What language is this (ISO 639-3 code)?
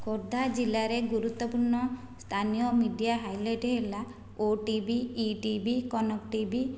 ori